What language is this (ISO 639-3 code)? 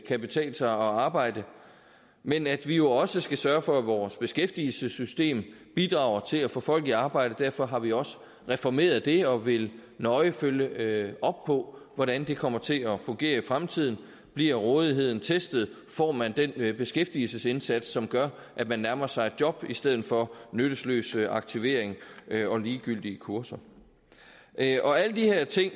dan